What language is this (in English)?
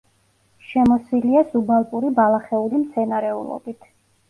Georgian